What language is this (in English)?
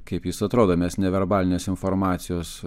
Lithuanian